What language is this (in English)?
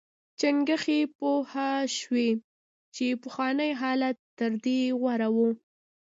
Pashto